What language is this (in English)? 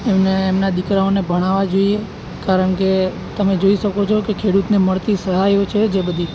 Gujarati